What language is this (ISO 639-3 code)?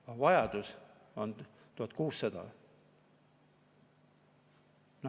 est